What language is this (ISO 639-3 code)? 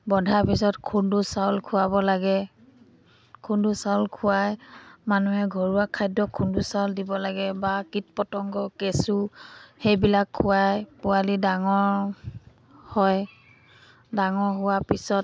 asm